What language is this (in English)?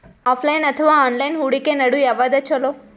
Kannada